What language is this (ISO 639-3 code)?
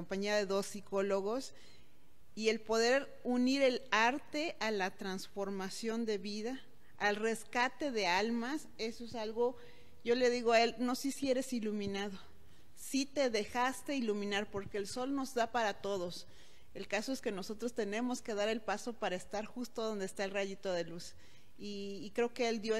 spa